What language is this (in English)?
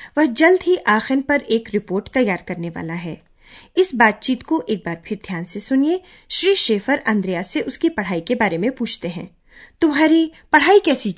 Hindi